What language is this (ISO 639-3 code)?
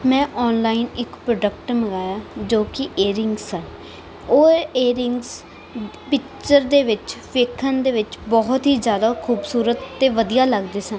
pan